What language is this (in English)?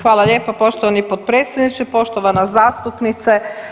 Croatian